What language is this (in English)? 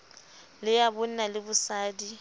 Southern Sotho